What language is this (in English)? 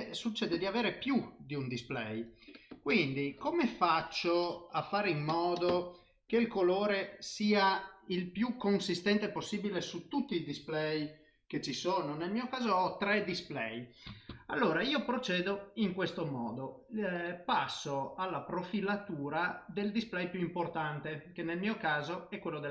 Italian